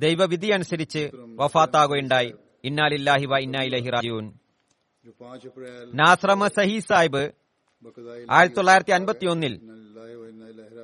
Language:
Malayalam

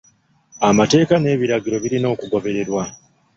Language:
Ganda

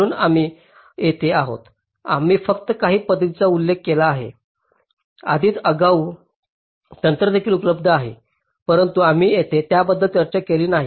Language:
Marathi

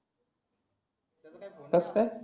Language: Marathi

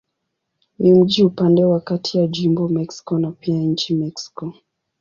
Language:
Swahili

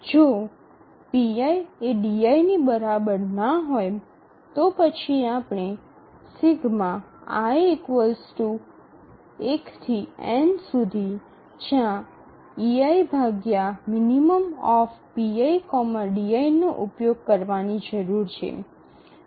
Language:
Gujarati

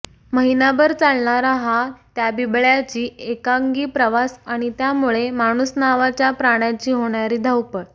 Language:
Marathi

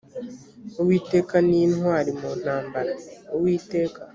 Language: Kinyarwanda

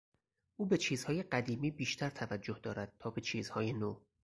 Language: Persian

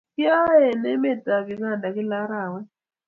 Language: Kalenjin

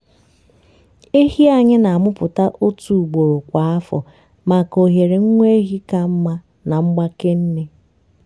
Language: Igbo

